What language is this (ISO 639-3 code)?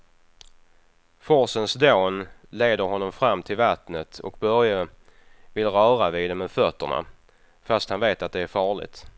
swe